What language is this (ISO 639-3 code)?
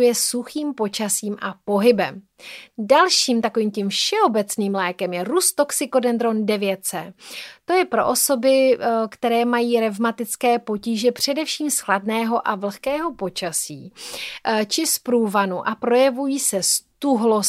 ces